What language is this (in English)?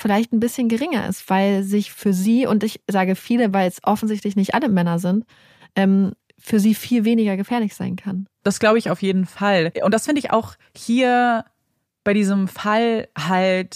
German